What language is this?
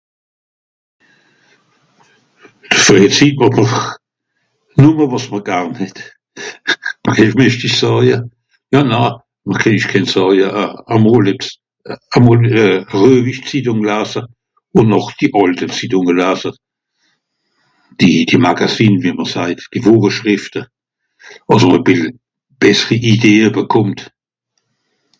Swiss German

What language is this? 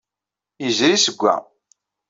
Kabyle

